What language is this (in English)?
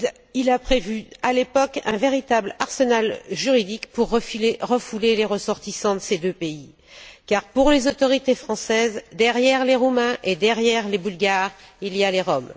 French